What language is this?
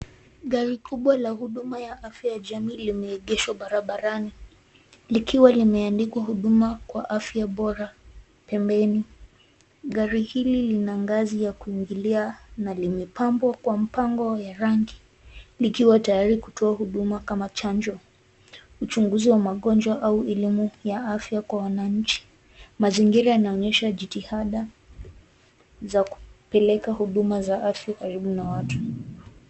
Swahili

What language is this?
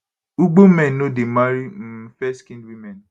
Nigerian Pidgin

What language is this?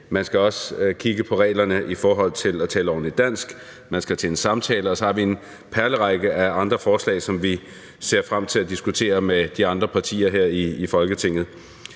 Danish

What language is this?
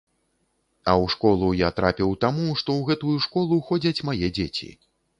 Belarusian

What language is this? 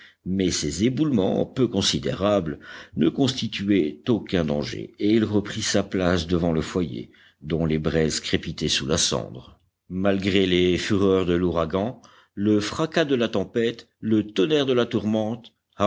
French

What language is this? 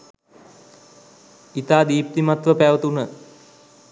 Sinhala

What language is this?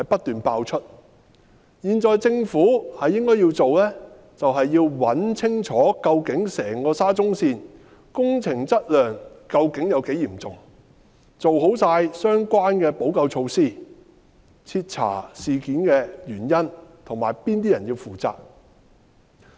Cantonese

